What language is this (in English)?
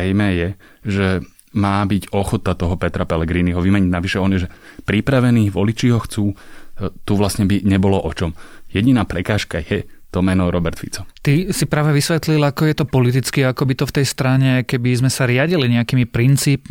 Slovak